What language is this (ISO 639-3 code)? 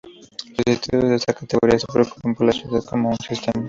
spa